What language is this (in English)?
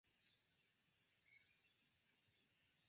Esperanto